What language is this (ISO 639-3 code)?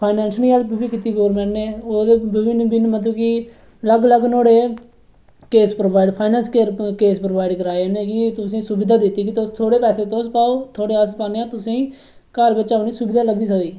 doi